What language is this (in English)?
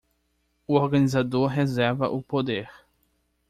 Portuguese